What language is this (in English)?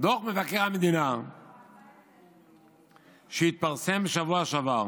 Hebrew